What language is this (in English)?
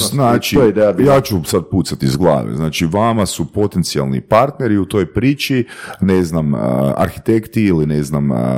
Croatian